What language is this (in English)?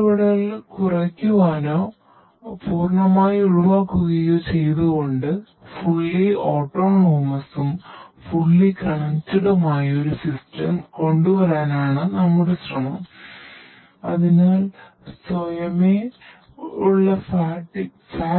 Malayalam